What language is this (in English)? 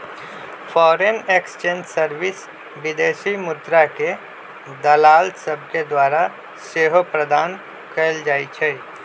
Magahi